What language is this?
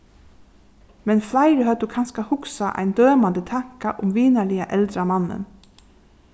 Faroese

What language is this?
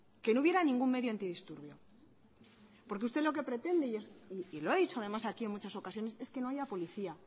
Spanish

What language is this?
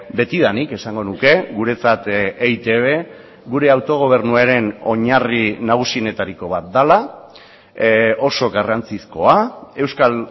Basque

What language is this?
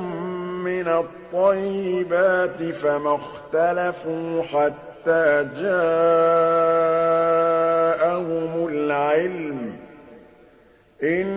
Arabic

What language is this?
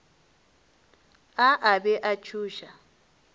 Northern Sotho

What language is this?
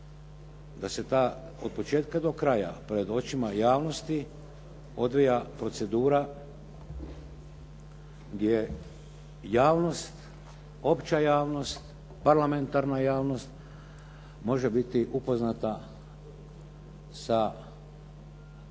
Croatian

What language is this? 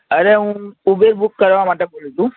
Gujarati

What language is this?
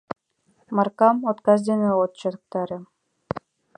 Mari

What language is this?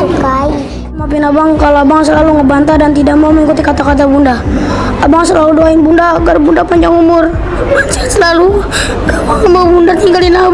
Indonesian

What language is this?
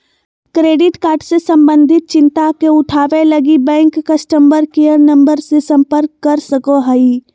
Magahi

